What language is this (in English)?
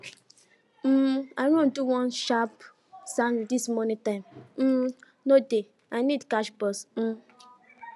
Nigerian Pidgin